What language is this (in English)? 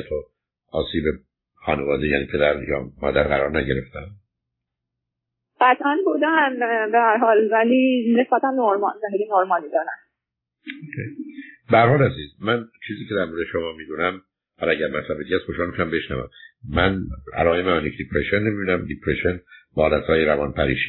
Persian